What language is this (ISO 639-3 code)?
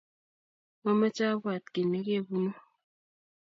kln